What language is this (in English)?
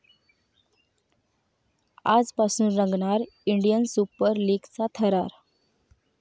Marathi